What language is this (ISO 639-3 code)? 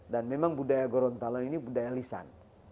ind